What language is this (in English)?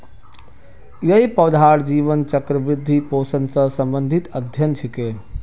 Magahi